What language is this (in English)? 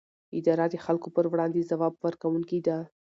Pashto